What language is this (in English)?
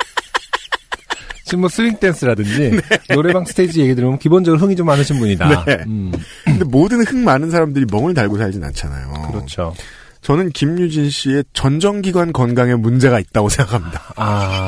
Korean